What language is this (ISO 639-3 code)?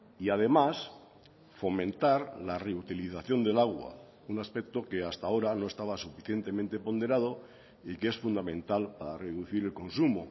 spa